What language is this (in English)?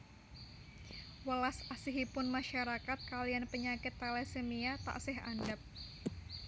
Javanese